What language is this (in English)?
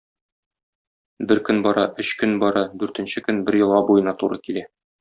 Tatar